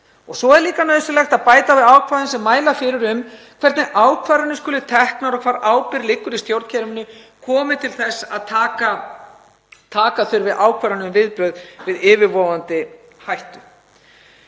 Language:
Icelandic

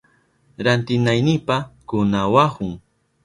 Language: Southern Pastaza Quechua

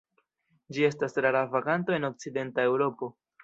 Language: Esperanto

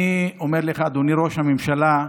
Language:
Hebrew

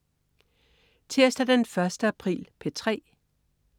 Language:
Danish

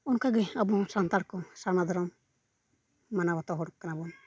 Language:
Santali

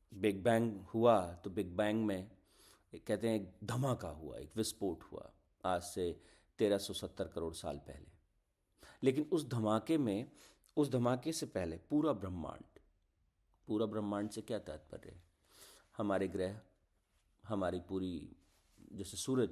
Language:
Hindi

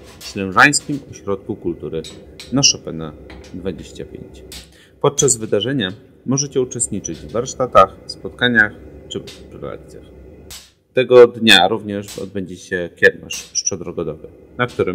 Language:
Polish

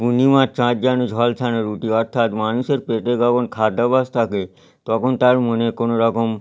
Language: Bangla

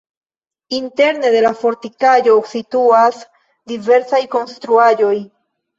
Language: Esperanto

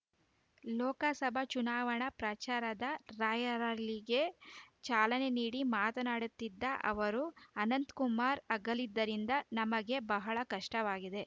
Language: Kannada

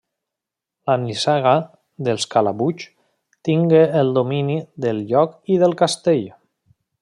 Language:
Catalan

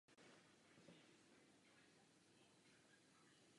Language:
Czech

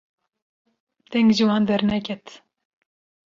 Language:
Kurdish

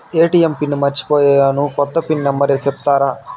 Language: Telugu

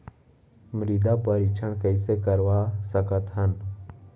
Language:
Chhattisgarhi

